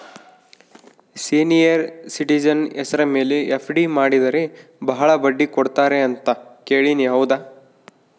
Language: Kannada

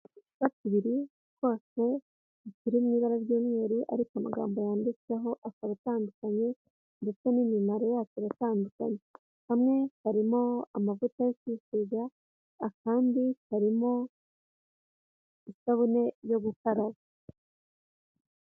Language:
Kinyarwanda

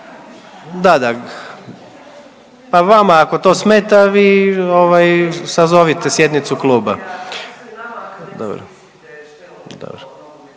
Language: Croatian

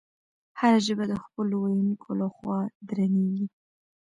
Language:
Pashto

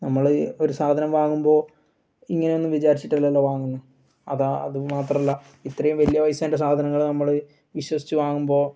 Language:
Malayalam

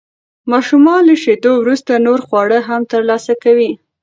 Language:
Pashto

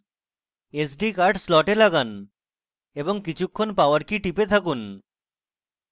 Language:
Bangla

